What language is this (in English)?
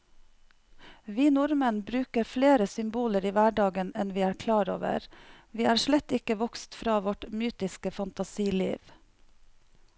Norwegian